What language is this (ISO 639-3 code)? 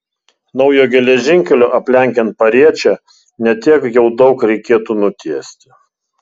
lit